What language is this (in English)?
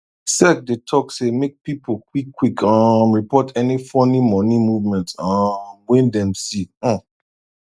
Nigerian Pidgin